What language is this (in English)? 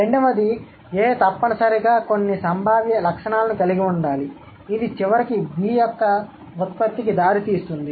Telugu